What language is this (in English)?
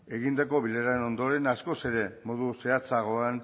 Basque